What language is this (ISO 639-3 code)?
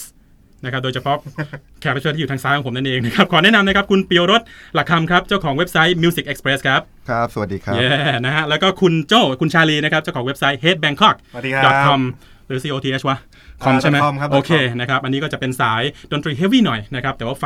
tha